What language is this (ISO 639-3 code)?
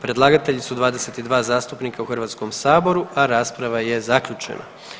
hrv